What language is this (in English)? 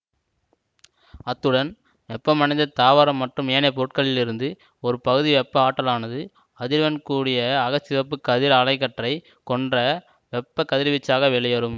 Tamil